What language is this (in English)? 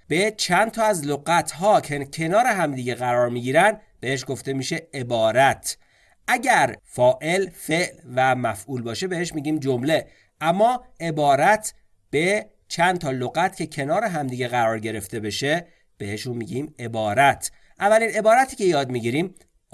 Persian